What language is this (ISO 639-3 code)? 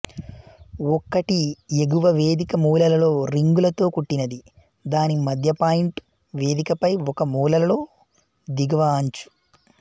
tel